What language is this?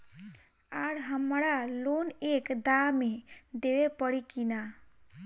Bhojpuri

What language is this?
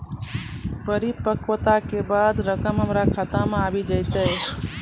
Maithili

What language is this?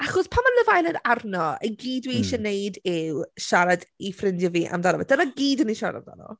Welsh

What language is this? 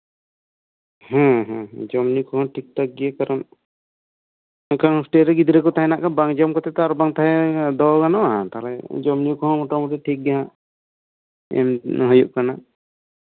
Santali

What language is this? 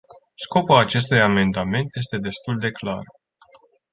Romanian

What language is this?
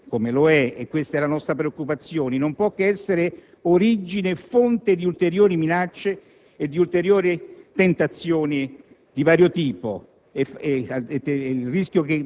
Italian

